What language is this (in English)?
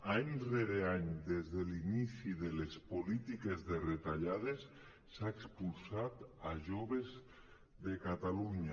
Catalan